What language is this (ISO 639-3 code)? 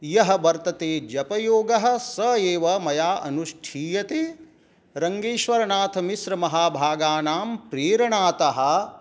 san